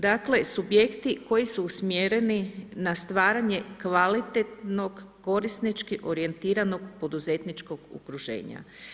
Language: Croatian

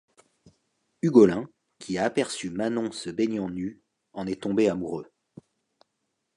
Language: French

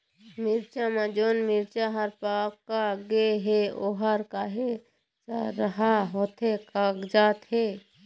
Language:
Chhattisgarhi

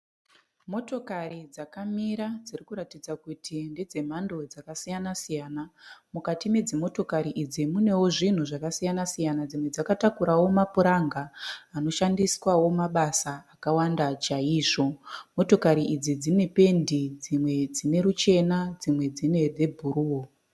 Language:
Shona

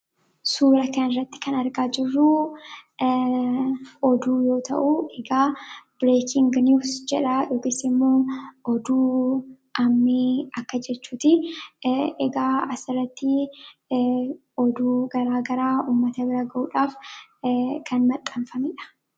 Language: Oromo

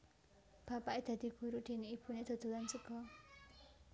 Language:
Javanese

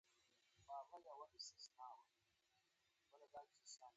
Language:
Pashto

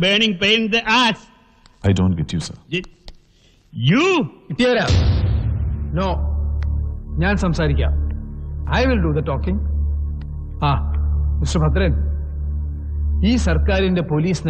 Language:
Malayalam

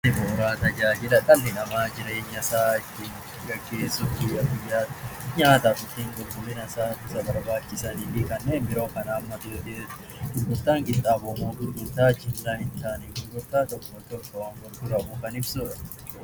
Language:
Oromo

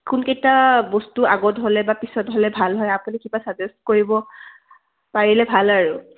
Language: Assamese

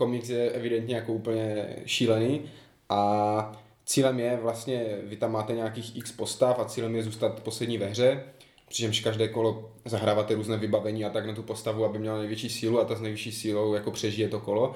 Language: Czech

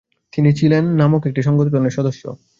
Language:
Bangla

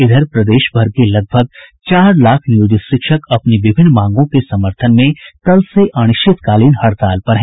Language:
Hindi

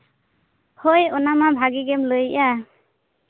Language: Santali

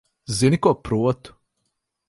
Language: Latvian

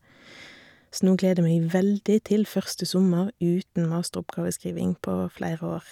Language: Norwegian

